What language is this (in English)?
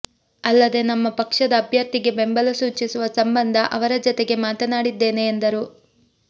Kannada